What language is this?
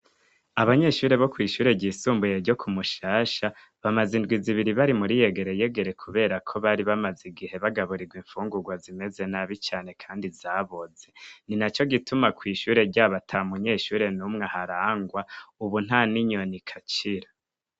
Rundi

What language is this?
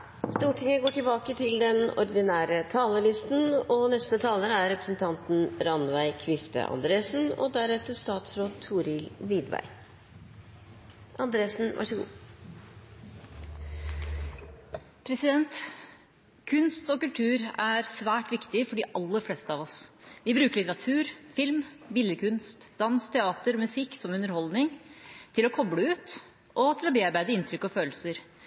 Norwegian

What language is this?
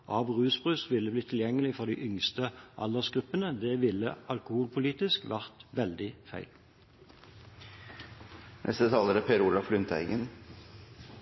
Norwegian Bokmål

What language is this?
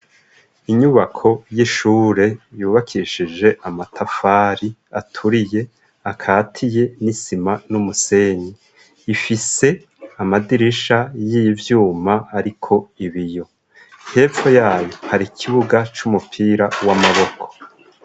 Rundi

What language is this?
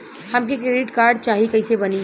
Bhojpuri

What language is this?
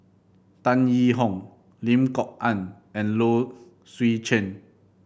English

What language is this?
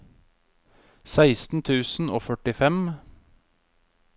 Norwegian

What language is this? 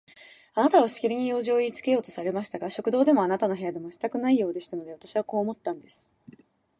Japanese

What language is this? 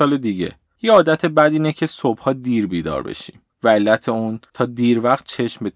Persian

